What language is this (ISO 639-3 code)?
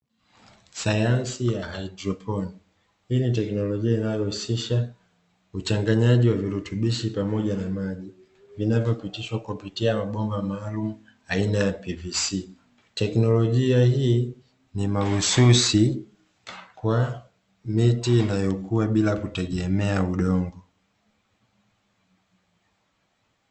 swa